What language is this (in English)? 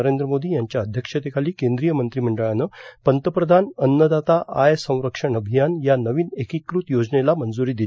Marathi